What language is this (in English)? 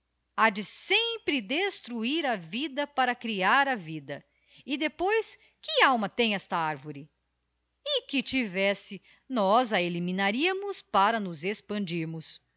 Portuguese